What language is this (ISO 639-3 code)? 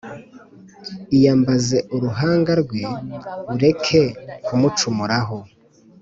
kin